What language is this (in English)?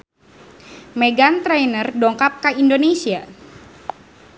Sundanese